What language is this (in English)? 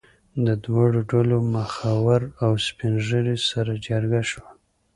Pashto